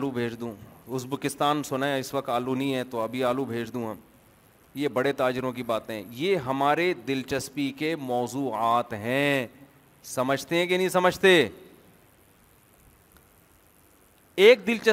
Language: Urdu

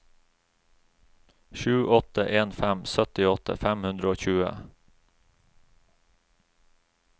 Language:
Norwegian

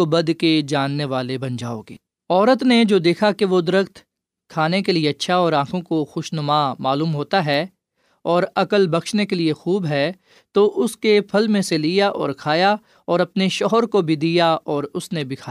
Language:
Urdu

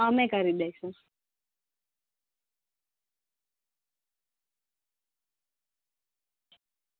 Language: Gujarati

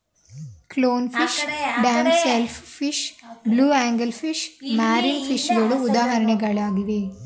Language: Kannada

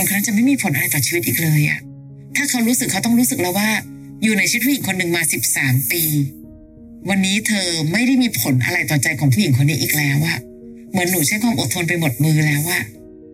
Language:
Thai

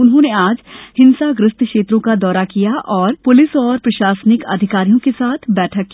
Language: Hindi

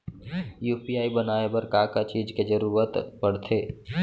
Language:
Chhattisgarhi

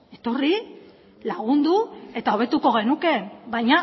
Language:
Basque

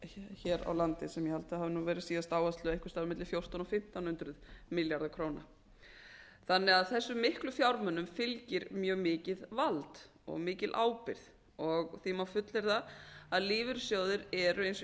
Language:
Icelandic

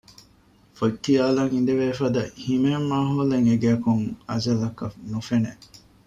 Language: Divehi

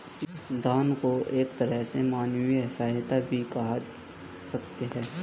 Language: Hindi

